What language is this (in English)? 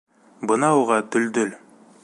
Bashkir